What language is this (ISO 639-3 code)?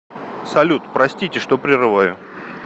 rus